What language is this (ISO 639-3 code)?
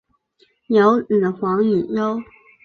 zho